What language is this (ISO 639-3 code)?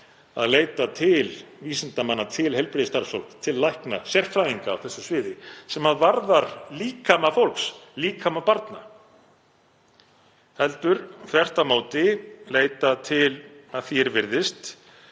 isl